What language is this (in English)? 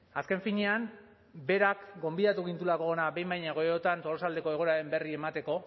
Basque